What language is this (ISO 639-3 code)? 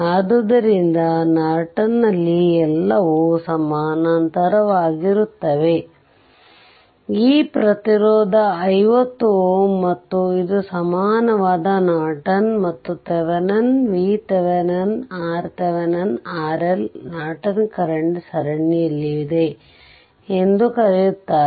kan